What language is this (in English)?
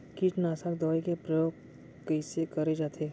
Chhattisgarhi